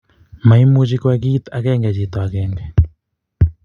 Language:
Kalenjin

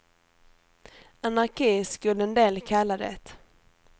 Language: Swedish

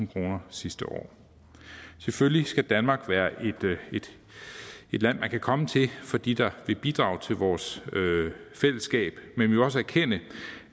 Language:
Danish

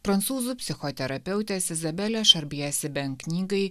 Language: Lithuanian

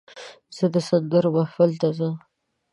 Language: Pashto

